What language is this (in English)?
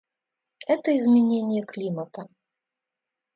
Russian